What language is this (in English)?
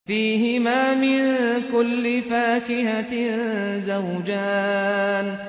Arabic